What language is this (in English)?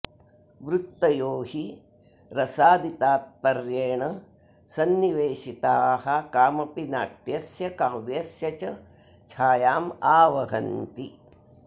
Sanskrit